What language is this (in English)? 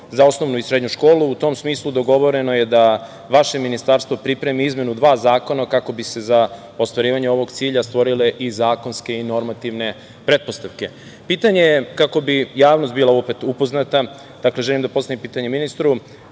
Serbian